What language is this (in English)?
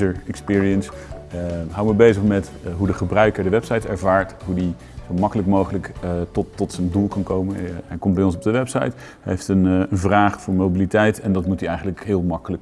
Dutch